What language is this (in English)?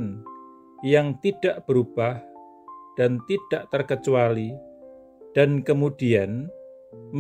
Indonesian